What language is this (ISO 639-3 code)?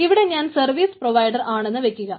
mal